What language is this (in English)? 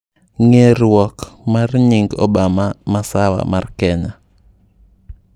Luo (Kenya and Tanzania)